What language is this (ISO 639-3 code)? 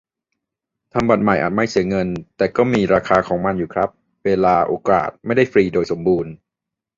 tha